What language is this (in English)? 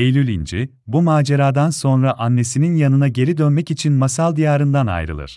Turkish